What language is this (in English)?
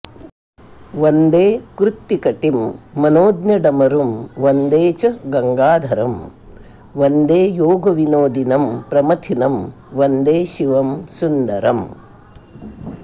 Sanskrit